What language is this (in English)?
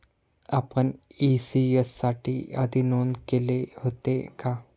Marathi